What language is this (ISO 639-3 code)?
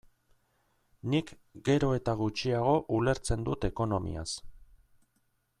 eus